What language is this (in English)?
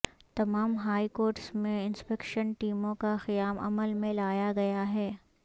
Urdu